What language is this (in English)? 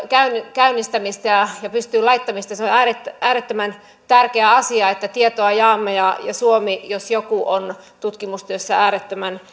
Finnish